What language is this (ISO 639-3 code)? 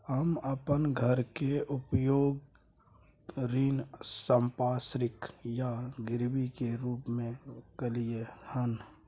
mai